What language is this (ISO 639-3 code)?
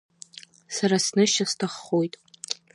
abk